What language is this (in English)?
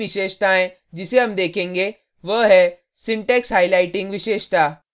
Hindi